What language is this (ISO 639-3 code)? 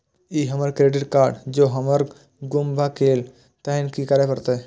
mai